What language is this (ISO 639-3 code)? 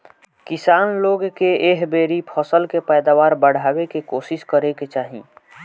bho